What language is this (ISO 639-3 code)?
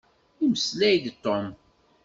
kab